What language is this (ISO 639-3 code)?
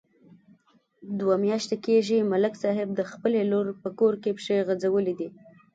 pus